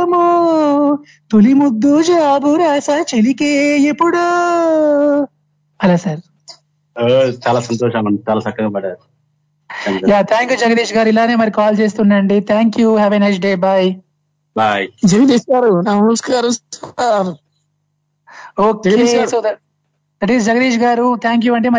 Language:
Telugu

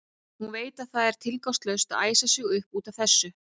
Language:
Icelandic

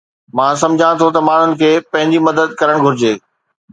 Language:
Sindhi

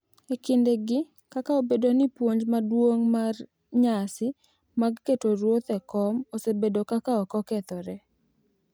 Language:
Luo (Kenya and Tanzania)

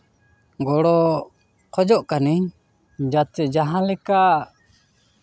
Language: Santali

